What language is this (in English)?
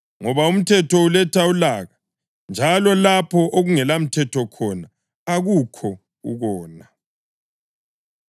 North Ndebele